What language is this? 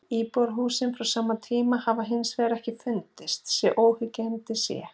Icelandic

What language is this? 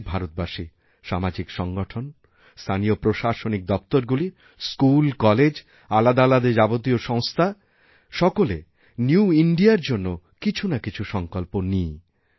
Bangla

